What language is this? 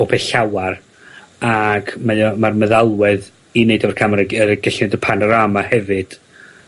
Welsh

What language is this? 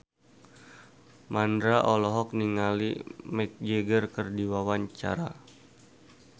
Sundanese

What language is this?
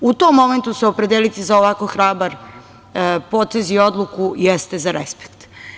Serbian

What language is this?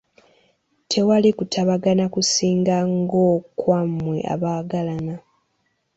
Ganda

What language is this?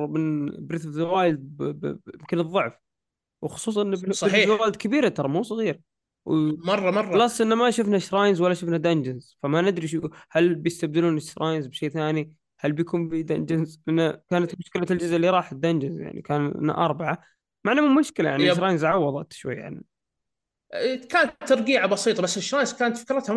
Arabic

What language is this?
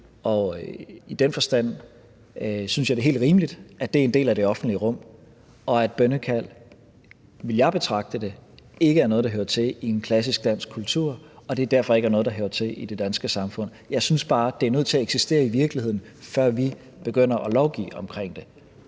Danish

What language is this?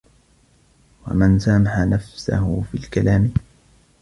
Arabic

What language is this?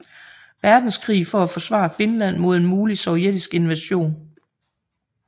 Danish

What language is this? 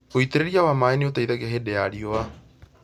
Kikuyu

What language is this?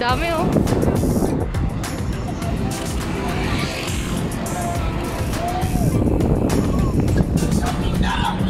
Filipino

